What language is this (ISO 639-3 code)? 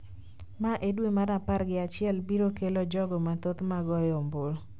luo